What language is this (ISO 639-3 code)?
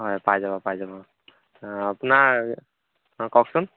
asm